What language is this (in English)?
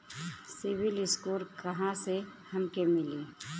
Bhojpuri